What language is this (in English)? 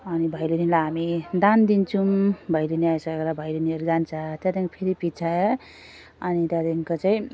Nepali